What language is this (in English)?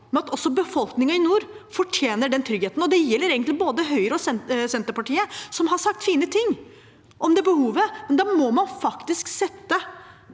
Norwegian